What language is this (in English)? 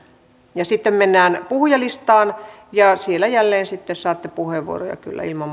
Finnish